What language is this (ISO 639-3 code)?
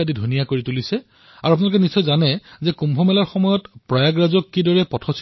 asm